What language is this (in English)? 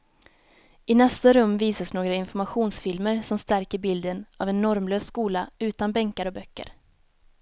Swedish